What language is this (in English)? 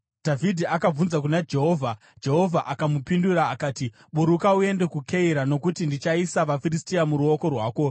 Shona